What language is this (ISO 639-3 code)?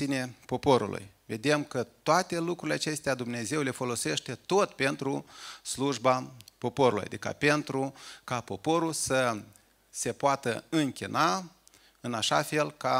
ron